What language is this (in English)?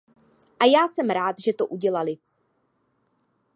Czech